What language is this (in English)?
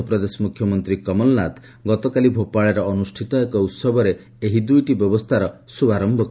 Odia